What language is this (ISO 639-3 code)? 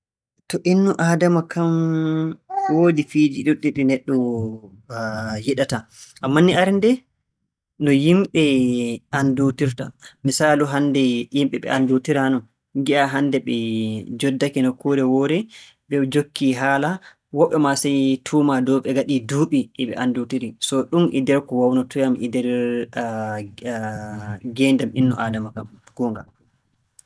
fue